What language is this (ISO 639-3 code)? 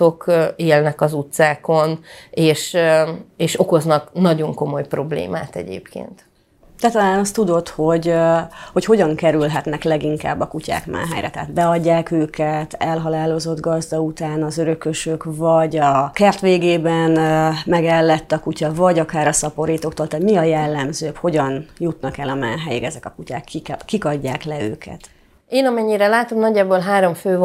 hun